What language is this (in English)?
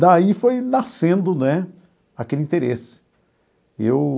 Portuguese